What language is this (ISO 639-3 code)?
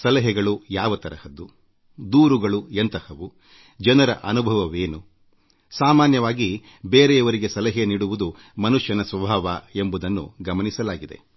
kan